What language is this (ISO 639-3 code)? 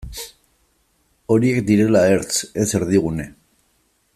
eus